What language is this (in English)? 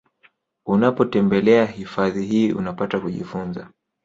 Swahili